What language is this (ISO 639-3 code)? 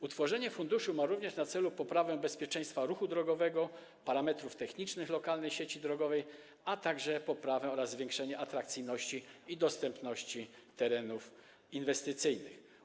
pol